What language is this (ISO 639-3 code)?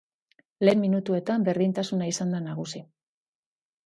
eus